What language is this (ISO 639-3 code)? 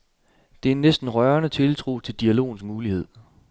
dan